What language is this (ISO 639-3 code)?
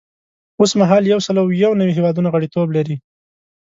pus